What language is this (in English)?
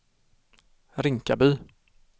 Swedish